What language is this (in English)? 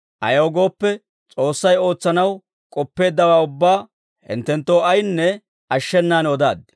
Dawro